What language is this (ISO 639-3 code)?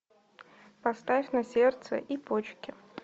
rus